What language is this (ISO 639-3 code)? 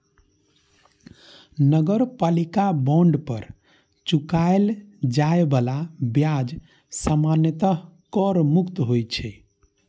mai